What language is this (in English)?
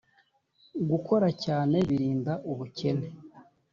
Kinyarwanda